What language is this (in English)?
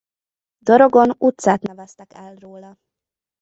Hungarian